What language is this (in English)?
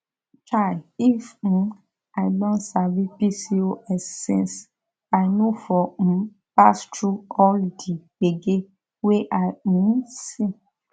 Nigerian Pidgin